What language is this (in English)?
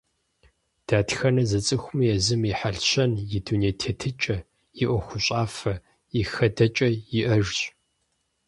Kabardian